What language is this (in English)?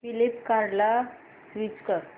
Marathi